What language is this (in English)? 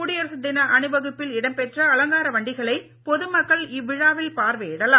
Tamil